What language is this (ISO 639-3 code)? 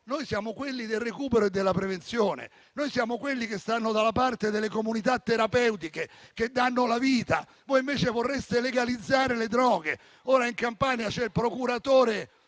ita